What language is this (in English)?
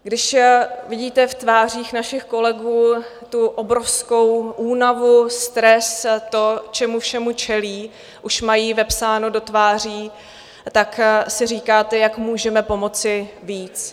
Czech